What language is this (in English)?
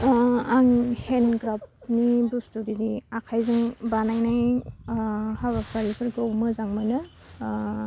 Bodo